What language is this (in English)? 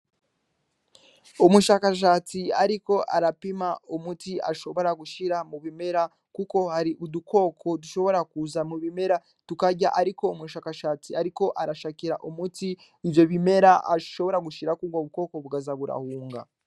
Rundi